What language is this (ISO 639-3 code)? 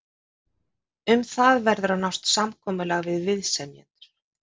isl